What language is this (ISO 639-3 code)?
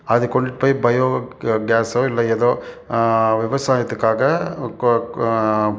tam